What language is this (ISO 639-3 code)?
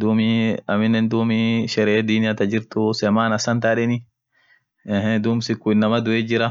orc